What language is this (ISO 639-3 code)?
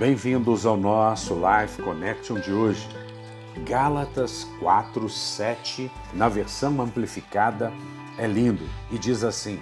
por